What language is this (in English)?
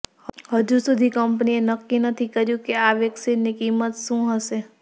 Gujarati